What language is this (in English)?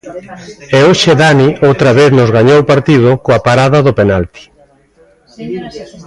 Galician